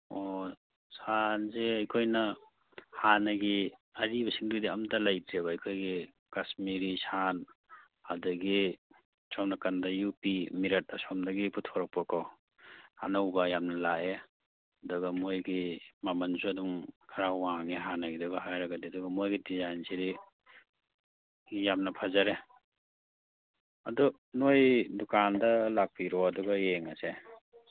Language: Manipuri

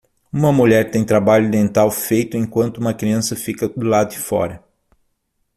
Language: Portuguese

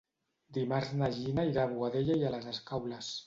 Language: Catalan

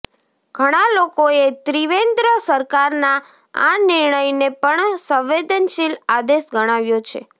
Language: Gujarati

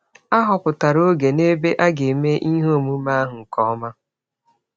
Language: Igbo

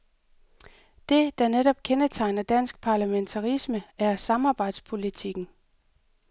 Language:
Danish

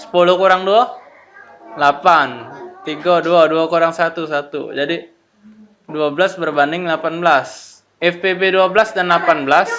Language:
Indonesian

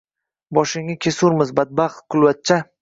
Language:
Uzbek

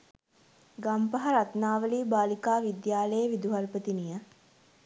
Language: Sinhala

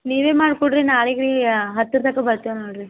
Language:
Kannada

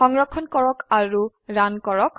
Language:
Assamese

